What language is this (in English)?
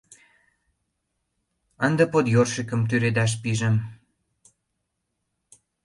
Mari